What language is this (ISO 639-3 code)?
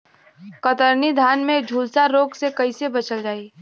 bho